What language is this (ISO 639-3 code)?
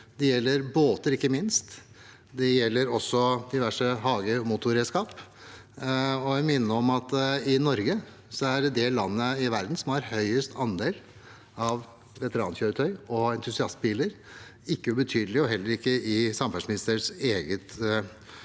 nor